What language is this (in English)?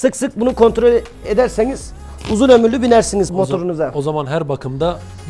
Turkish